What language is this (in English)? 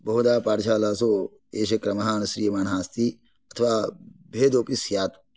Sanskrit